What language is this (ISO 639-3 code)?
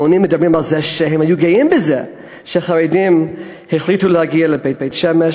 heb